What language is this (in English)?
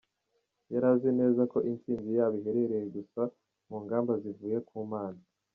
Kinyarwanda